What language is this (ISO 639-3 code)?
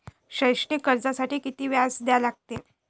mar